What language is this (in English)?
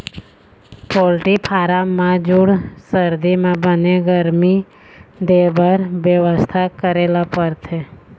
Chhattisgarhi